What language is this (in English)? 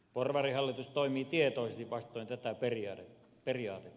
Finnish